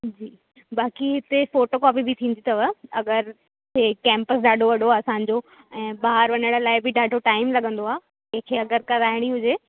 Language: Sindhi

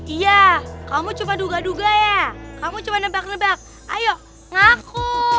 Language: Indonesian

